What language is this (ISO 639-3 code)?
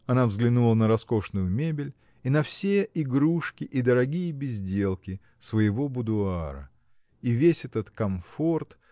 rus